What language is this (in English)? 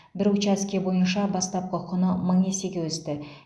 Kazakh